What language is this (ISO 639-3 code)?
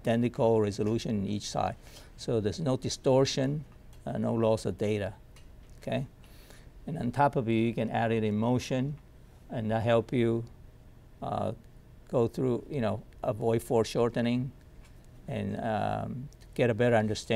eng